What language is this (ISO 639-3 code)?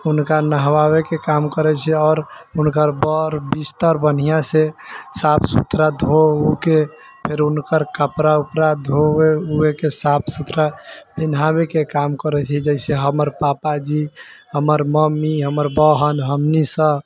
mai